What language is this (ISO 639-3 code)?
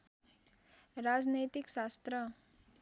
nep